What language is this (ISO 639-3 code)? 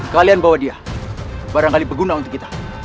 ind